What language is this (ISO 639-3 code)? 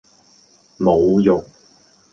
yue